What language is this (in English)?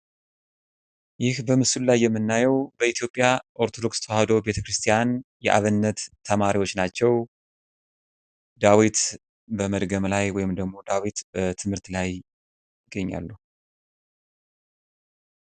Amharic